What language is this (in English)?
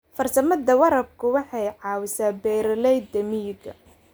Somali